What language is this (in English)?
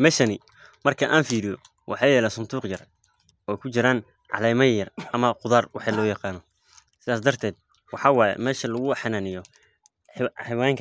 Somali